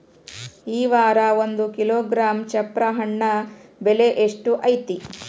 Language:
Kannada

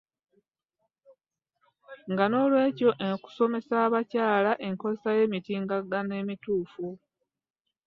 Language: Ganda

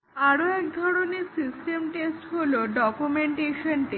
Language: Bangla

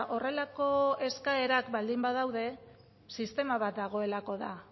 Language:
Basque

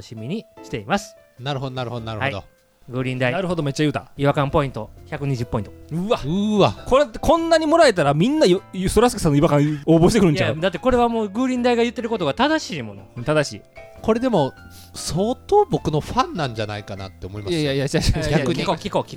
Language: Japanese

